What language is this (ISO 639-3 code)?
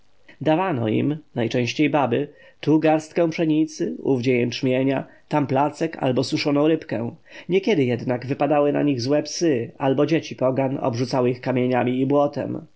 pol